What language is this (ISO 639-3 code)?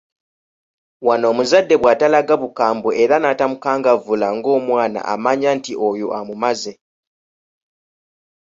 lug